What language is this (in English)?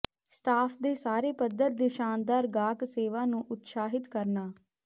Punjabi